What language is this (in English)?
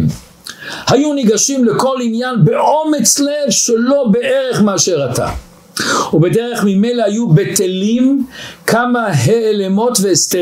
Hebrew